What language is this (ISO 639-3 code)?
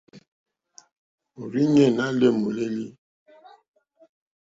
bri